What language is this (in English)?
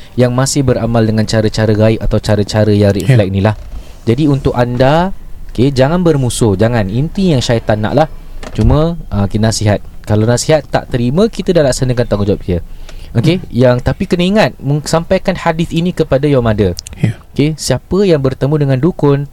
Malay